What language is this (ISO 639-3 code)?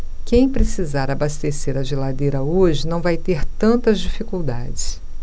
por